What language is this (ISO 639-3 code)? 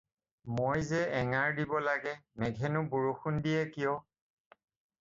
asm